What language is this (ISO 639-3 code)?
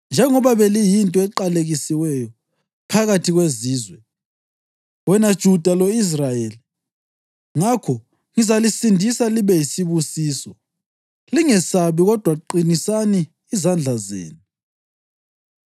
nde